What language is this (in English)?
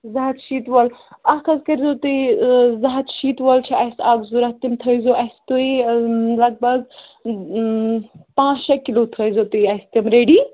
Kashmiri